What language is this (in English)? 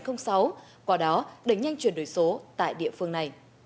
Vietnamese